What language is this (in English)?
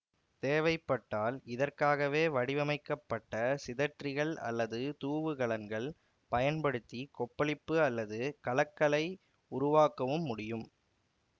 Tamil